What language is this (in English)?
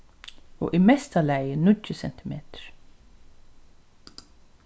Faroese